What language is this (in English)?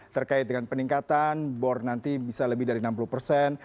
Indonesian